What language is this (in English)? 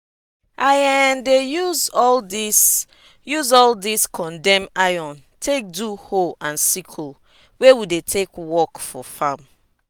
Nigerian Pidgin